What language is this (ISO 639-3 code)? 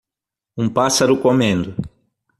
por